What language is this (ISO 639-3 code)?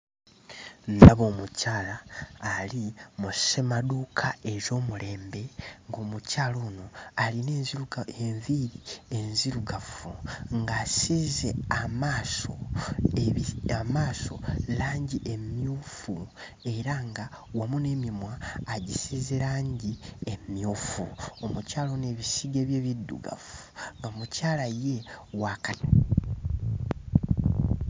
lug